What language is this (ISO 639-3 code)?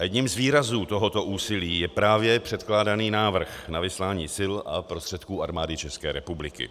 ces